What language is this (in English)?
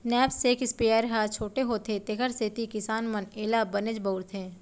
Chhattisgarhi